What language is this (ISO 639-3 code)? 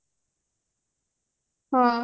ori